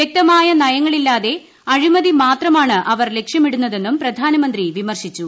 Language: Malayalam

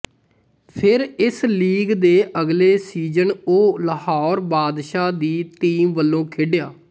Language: Punjabi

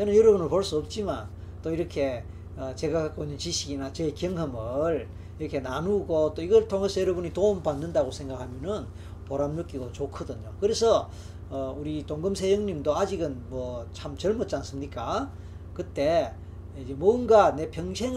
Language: Korean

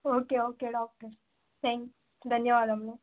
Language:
Telugu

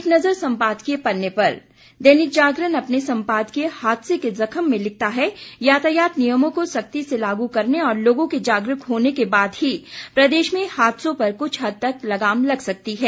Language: Hindi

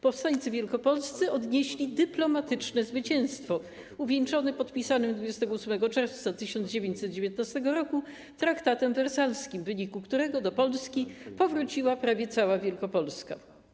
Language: Polish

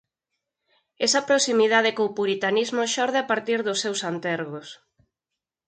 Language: Galician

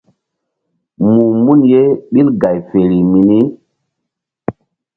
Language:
Mbum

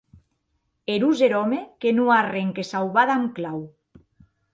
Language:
Occitan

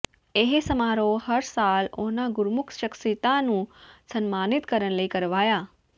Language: Punjabi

